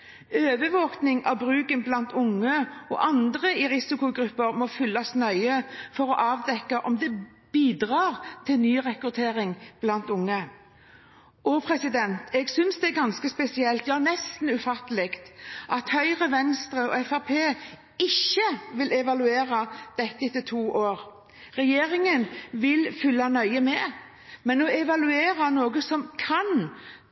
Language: Norwegian Bokmål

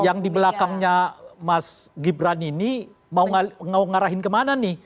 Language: Indonesian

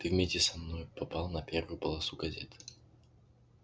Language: Russian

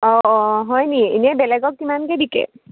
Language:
Assamese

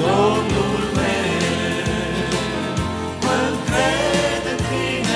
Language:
Romanian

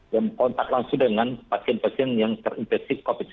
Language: Indonesian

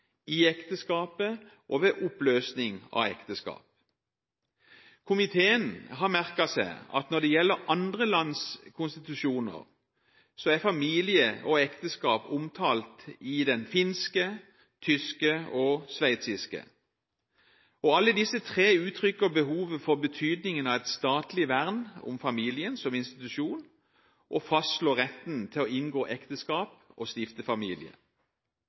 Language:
Norwegian Bokmål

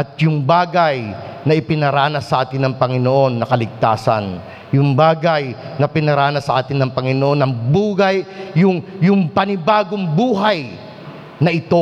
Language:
Filipino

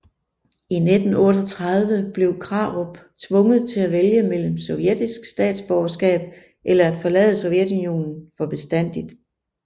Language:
Danish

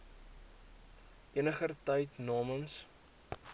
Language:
Afrikaans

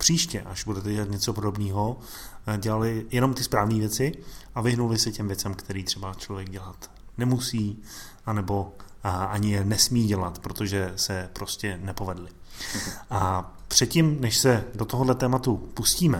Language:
Czech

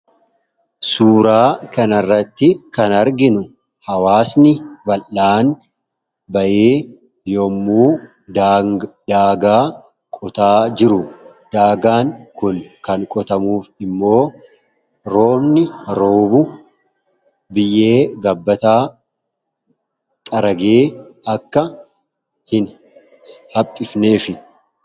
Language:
Oromo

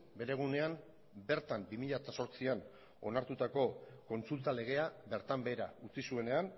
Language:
Basque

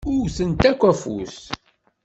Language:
Kabyle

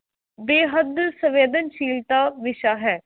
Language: Punjabi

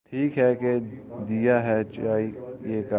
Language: Urdu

